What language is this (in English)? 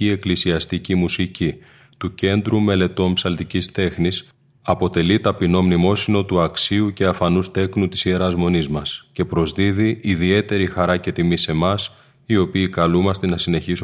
Greek